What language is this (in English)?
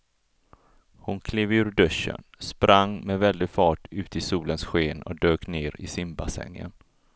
Swedish